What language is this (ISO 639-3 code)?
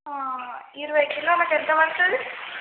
tel